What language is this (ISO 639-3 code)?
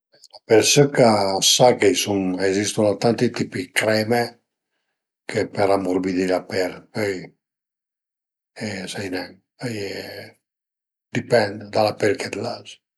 pms